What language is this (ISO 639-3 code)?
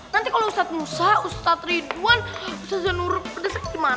ind